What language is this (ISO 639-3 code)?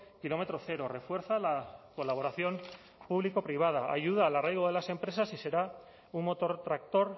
spa